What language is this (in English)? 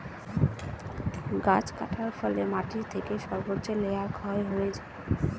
Bangla